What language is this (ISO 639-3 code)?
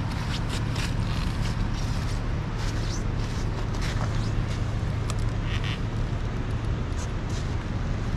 vie